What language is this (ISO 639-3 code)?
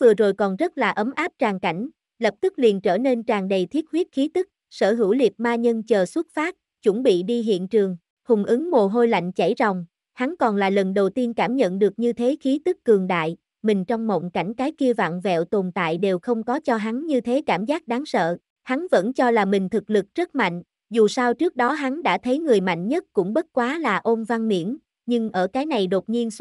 vie